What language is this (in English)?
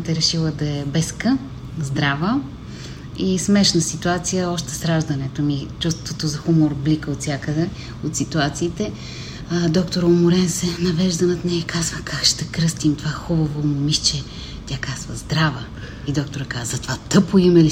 Bulgarian